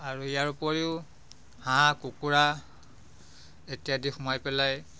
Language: Assamese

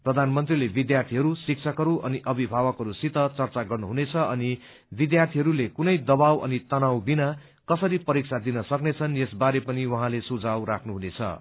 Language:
Nepali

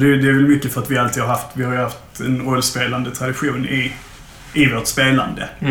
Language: Swedish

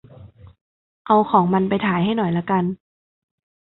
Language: Thai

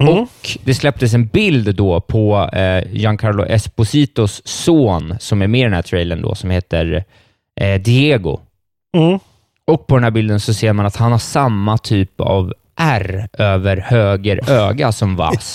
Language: Swedish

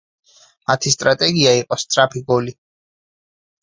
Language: Georgian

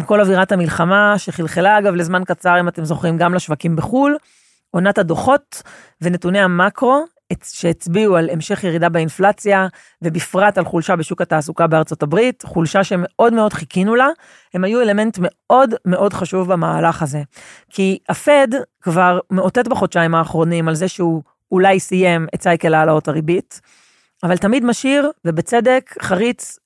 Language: Hebrew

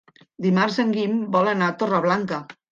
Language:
Catalan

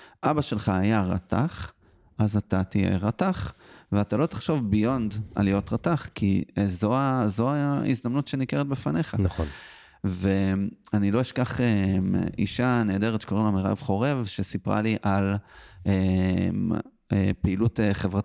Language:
Hebrew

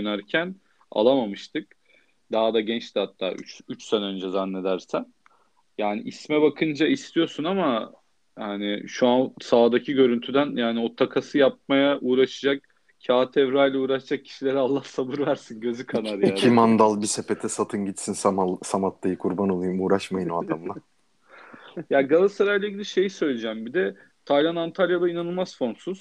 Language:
Turkish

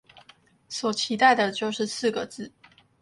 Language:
Chinese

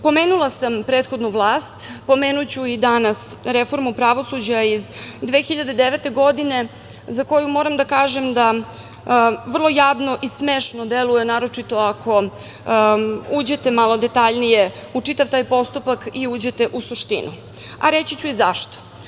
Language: Serbian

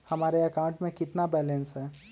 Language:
Magahi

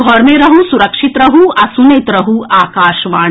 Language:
Maithili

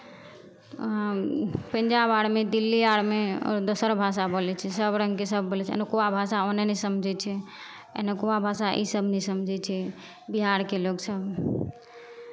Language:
Maithili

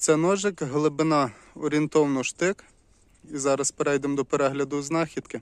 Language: Ukrainian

